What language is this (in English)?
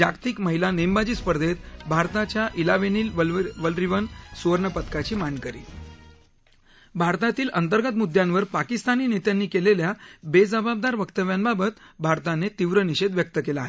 Marathi